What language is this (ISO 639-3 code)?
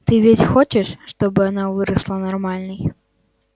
rus